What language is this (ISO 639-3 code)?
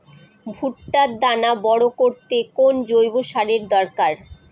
ben